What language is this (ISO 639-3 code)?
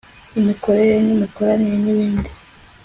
kin